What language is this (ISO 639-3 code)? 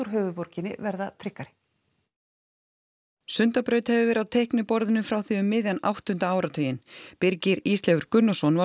isl